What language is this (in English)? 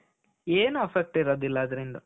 Kannada